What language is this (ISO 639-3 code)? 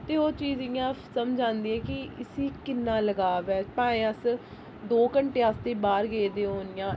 doi